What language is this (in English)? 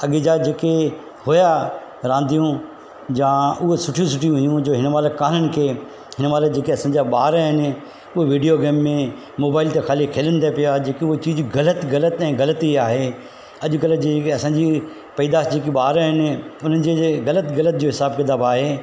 Sindhi